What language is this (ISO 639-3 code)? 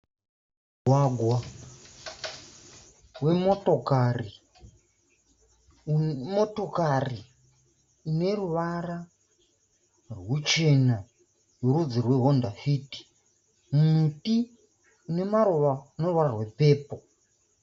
sna